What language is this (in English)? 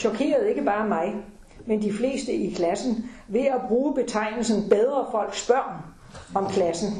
Danish